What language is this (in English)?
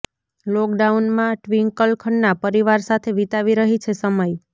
Gujarati